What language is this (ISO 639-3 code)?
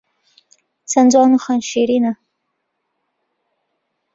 ckb